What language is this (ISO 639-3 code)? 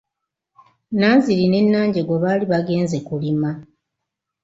lug